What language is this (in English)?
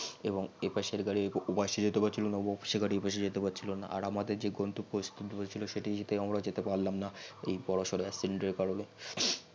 Bangla